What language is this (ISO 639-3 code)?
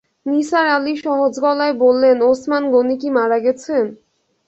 ben